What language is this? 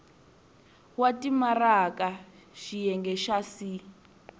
Tsonga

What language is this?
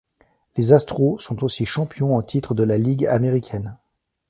French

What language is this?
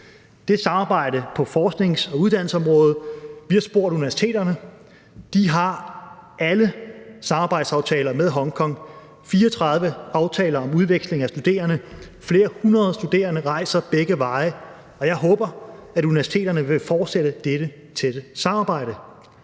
Danish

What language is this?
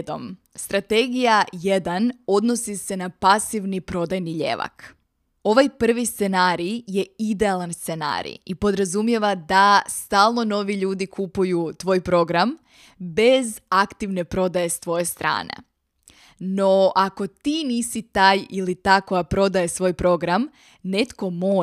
Croatian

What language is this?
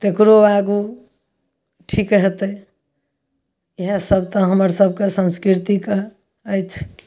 Maithili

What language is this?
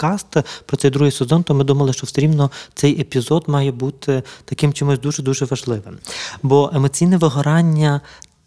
Ukrainian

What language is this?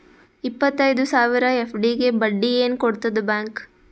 Kannada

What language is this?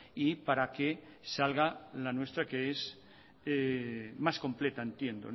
Spanish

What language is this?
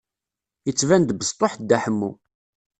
Kabyle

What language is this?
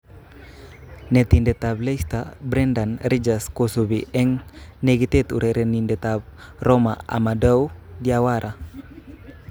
Kalenjin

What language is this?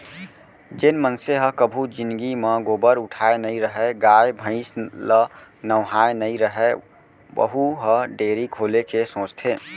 Chhattisgarhi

